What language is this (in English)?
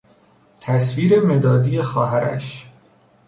Persian